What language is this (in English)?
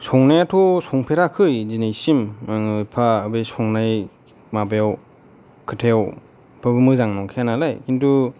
Bodo